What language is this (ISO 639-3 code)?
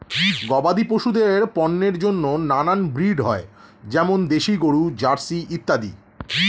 ben